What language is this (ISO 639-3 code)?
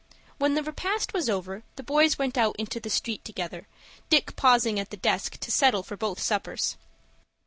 eng